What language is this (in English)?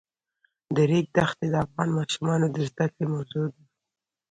Pashto